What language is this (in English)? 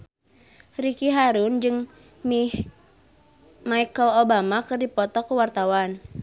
Sundanese